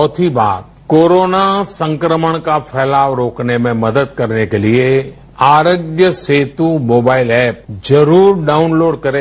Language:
Hindi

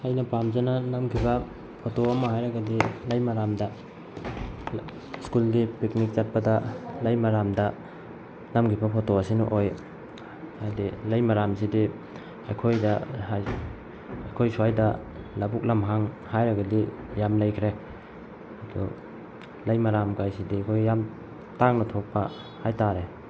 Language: Manipuri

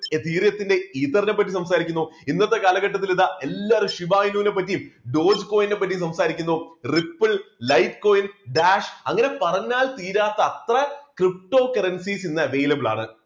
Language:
Malayalam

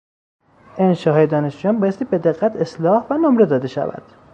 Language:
Persian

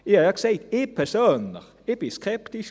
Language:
Swiss German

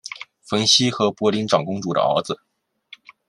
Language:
Chinese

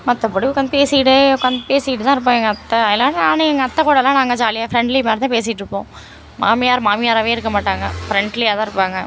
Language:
Tamil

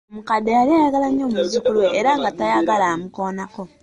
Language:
Ganda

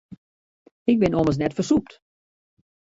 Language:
Western Frisian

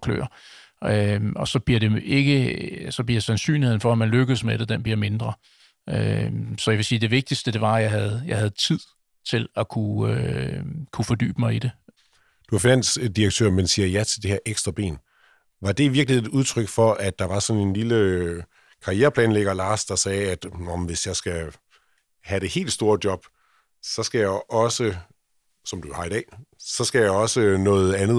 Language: Danish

